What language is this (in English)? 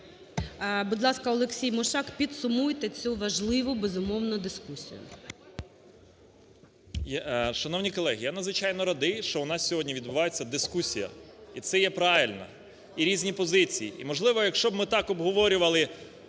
Ukrainian